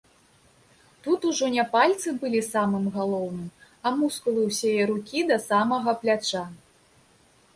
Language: Belarusian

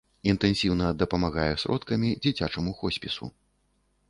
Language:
Belarusian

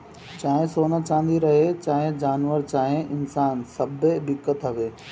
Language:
Bhojpuri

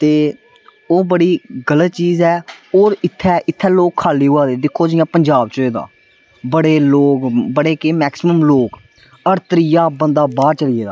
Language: Dogri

